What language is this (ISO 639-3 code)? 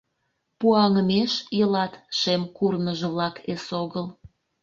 chm